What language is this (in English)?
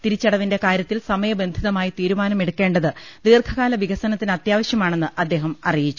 Malayalam